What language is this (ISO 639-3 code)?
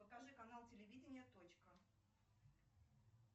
rus